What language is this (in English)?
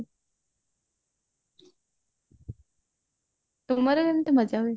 Odia